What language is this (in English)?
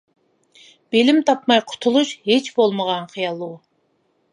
Uyghur